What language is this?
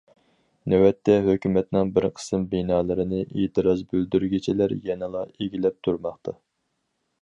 Uyghur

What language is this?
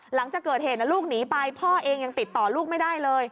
Thai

